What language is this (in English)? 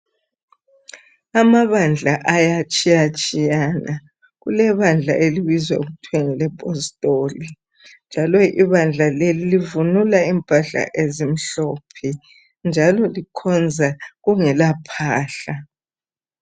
North Ndebele